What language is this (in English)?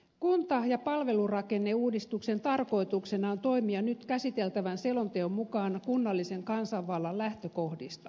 Finnish